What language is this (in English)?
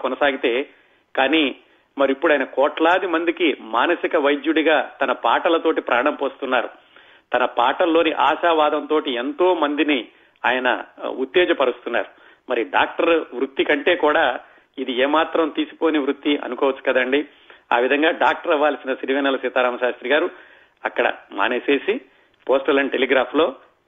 Telugu